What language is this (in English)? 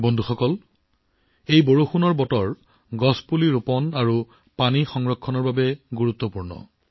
Assamese